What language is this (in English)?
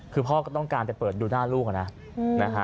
Thai